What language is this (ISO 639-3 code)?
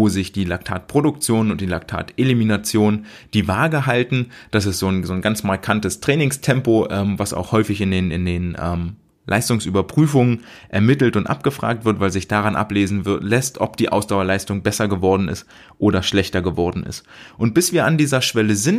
deu